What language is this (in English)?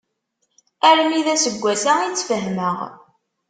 Kabyle